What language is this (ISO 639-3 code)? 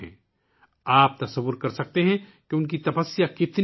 urd